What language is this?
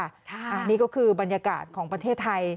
Thai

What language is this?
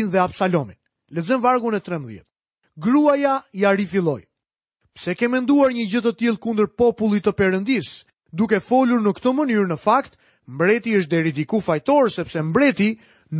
Swedish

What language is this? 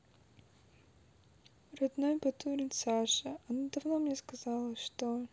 Russian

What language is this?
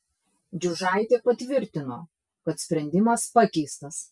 Lithuanian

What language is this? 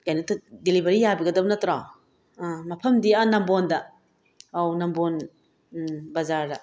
Manipuri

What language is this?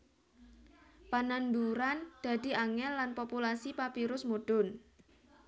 Javanese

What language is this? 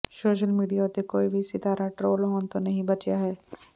Punjabi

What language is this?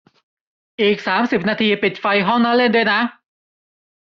Thai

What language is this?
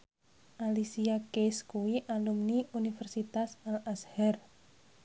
Javanese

